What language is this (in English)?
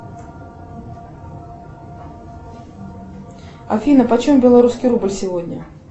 Russian